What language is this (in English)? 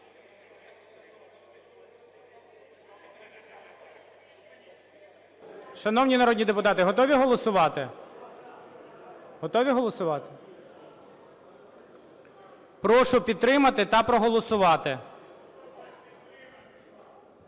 Ukrainian